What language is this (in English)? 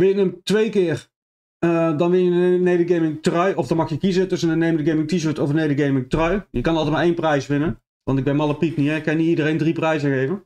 Dutch